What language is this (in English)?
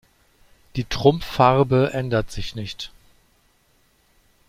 German